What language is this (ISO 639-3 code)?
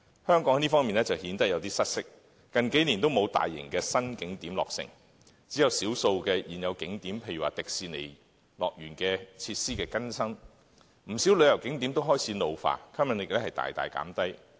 yue